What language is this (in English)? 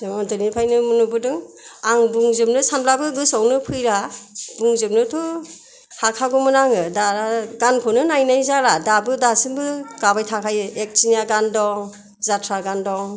Bodo